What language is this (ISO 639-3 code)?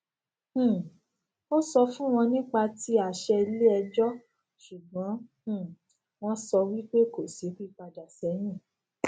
yor